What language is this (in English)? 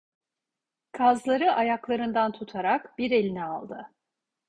Turkish